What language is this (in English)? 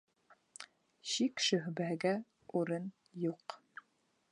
Bashkir